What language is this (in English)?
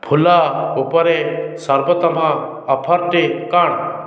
Odia